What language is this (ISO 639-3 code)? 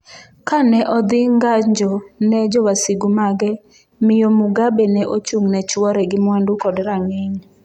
luo